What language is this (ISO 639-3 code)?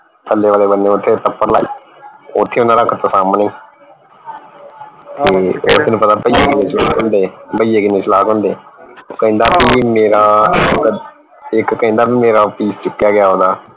pan